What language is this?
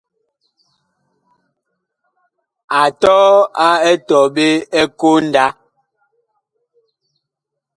Bakoko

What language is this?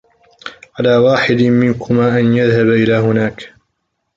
Arabic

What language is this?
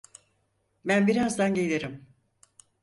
Turkish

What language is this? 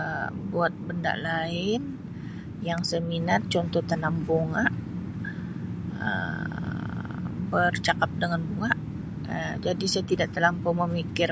Sabah Malay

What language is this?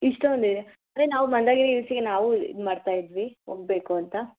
Kannada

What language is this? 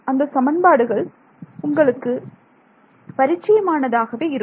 Tamil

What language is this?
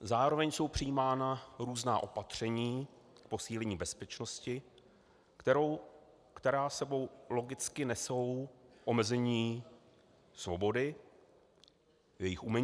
Czech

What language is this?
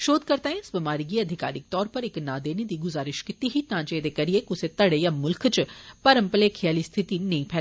Dogri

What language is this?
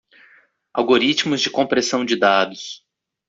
Portuguese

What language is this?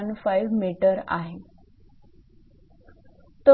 Marathi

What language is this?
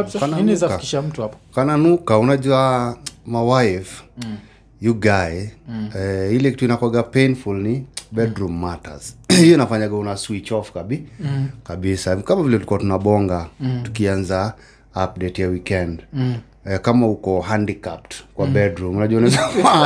Swahili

